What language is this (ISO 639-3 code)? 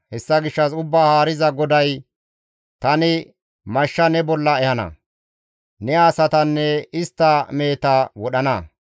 gmv